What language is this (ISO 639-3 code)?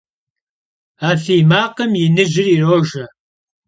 kbd